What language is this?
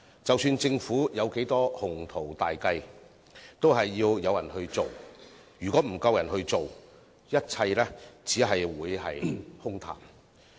Cantonese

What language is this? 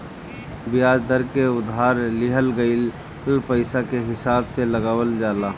Bhojpuri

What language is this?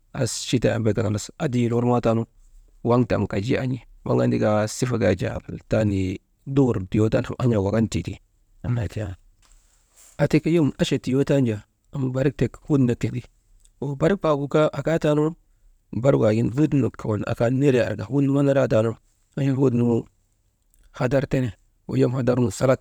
Maba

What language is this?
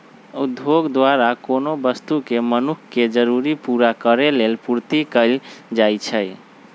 Magahi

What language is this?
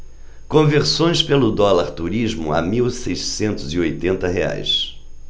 Portuguese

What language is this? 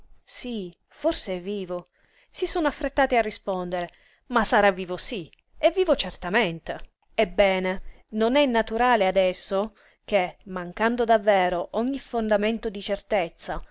Italian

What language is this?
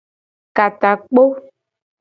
Gen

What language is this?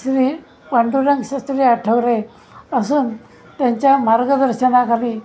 Marathi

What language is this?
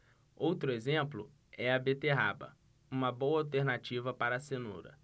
Portuguese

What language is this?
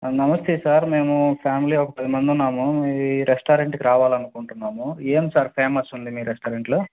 Telugu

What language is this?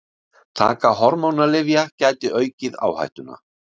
Icelandic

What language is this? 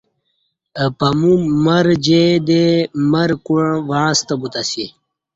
Kati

